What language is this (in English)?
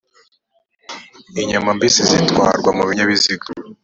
Kinyarwanda